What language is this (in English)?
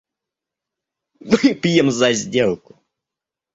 Russian